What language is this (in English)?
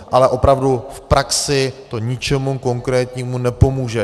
Czech